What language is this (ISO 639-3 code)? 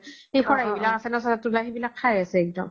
asm